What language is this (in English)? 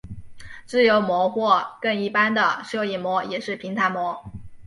Chinese